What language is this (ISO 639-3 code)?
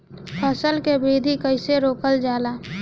bho